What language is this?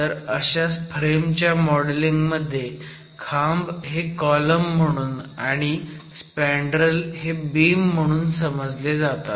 Marathi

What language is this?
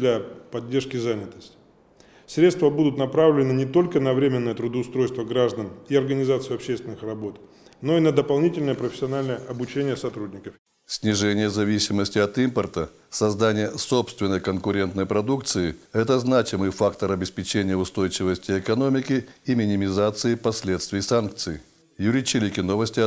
Russian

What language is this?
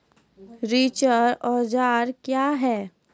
Maithili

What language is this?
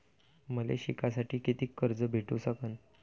Marathi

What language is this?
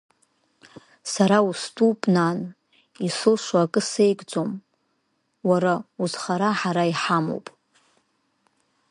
Abkhazian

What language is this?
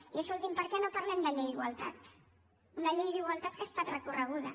Catalan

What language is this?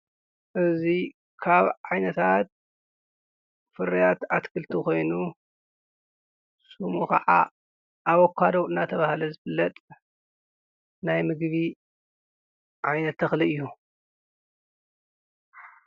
Tigrinya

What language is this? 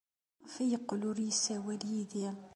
Kabyle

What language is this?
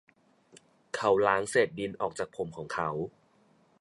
Thai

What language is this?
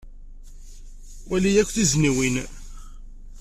Kabyle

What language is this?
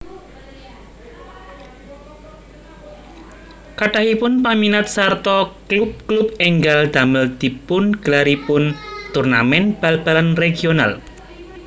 Javanese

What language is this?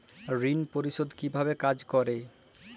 Bangla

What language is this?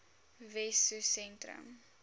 Afrikaans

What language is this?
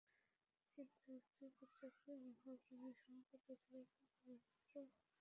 Bangla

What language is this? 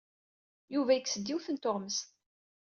Kabyle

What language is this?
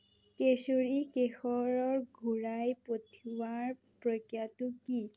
Assamese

